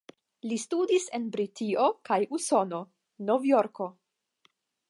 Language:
Esperanto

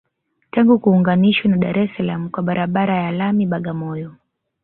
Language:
Swahili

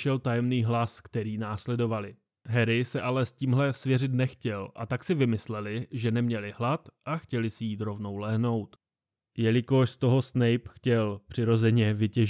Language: Czech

